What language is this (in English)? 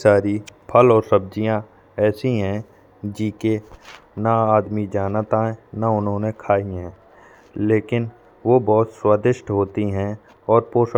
Bundeli